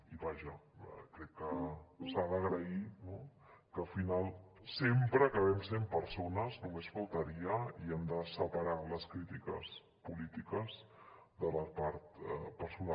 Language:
Catalan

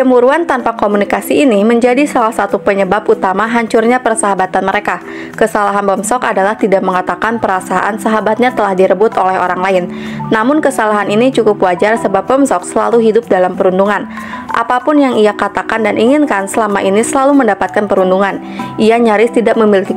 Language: Indonesian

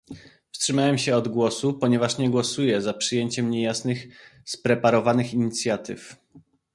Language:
Polish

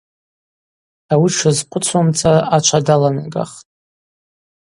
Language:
Abaza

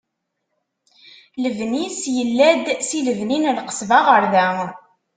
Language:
Kabyle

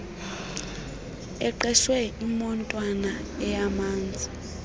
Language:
Xhosa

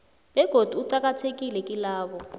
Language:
South Ndebele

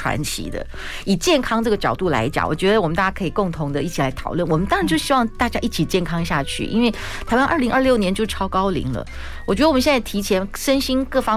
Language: Chinese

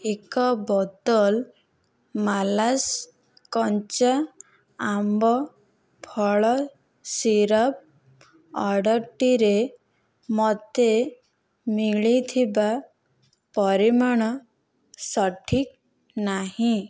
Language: Odia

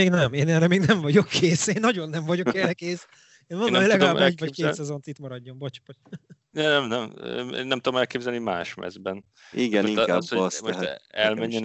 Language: Hungarian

